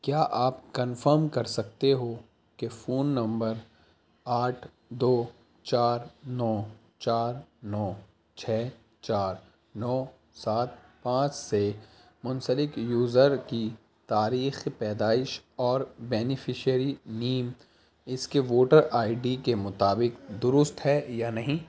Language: Urdu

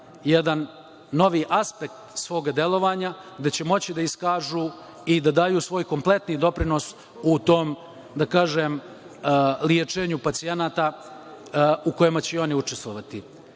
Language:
Serbian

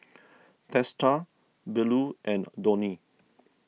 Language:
English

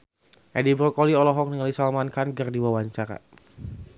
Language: Sundanese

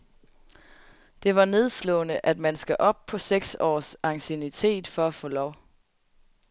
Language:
Danish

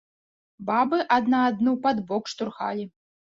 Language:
Belarusian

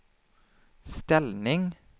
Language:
Swedish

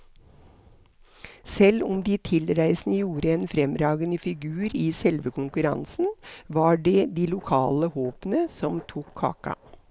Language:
Norwegian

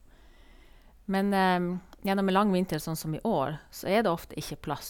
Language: Norwegian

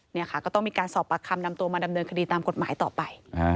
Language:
Thai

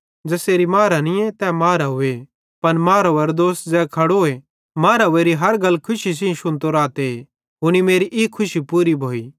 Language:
Bhadrawahi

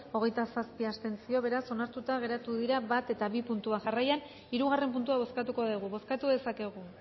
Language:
Basque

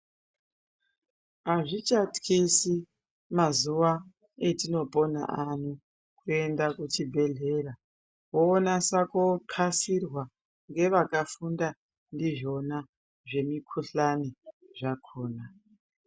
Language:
Ndau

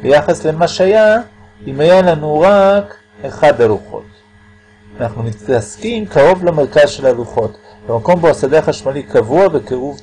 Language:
Hebrew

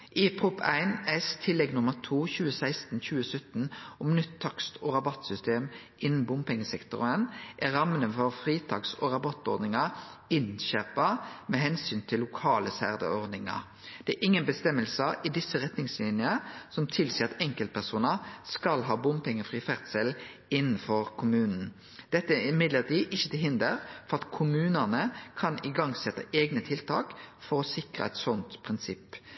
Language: Norwegian Nynorsk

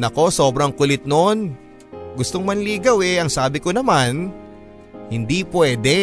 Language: Filipino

